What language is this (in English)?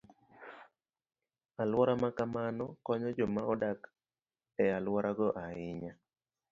Luo (Kenya and Tanzania)